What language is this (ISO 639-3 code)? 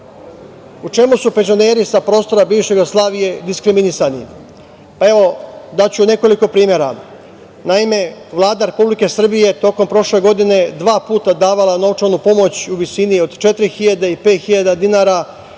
srp